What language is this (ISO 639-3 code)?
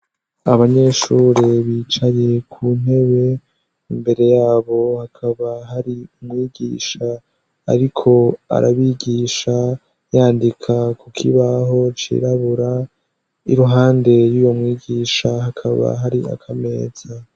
run